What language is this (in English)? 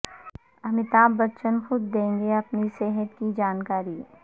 Urdu